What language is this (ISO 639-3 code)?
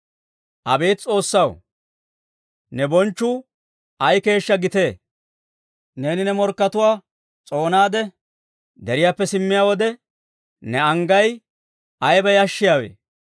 dwr